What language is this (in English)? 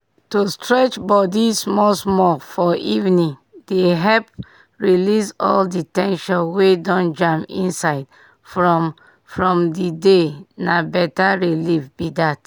Nigerian Pidgin